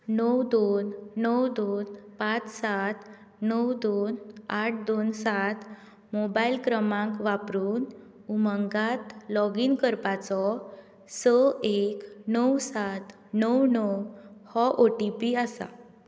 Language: Konkani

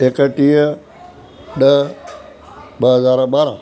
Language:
Sindhi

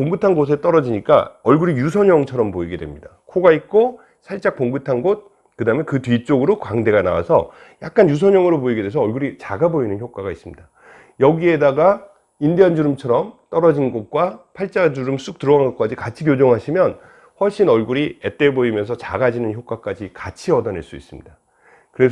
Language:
Korean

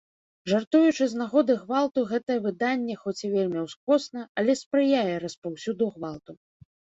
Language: Belarusian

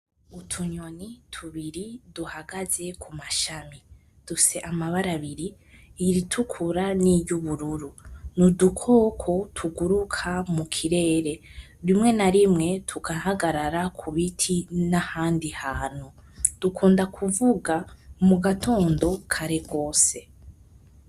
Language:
Rundi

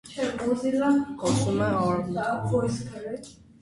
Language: Armenian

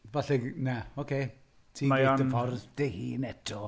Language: Welsh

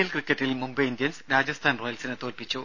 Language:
Malayalam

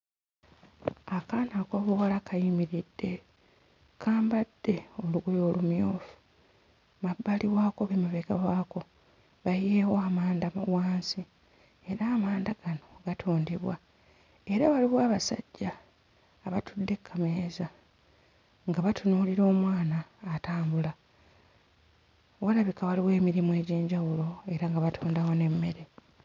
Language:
Ganda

